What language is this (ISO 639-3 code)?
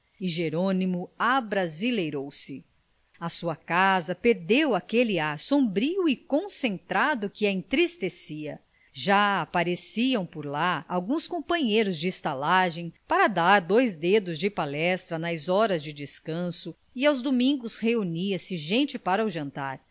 por